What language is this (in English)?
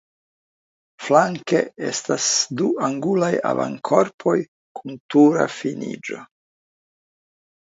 Esperanto